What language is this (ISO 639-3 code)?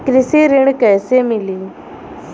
bho